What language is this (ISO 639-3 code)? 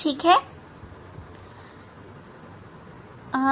hin